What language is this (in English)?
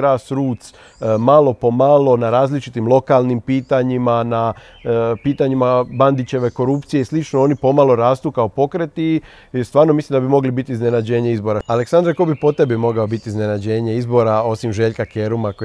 Croatian